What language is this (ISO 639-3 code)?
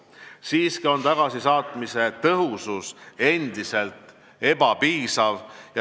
est